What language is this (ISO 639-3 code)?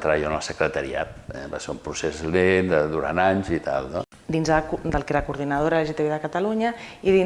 cat